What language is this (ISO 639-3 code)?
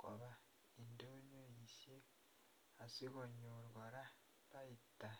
kln